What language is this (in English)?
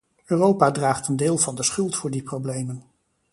Dutch